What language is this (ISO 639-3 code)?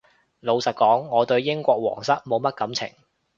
yue